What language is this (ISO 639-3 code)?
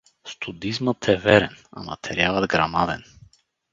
bul